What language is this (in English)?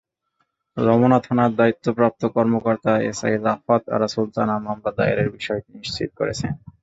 Bangla